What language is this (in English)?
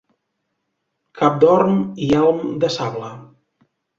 Catalan